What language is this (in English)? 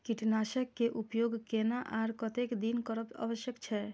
Maithili